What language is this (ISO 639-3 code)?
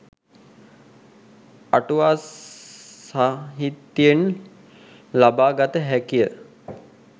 sin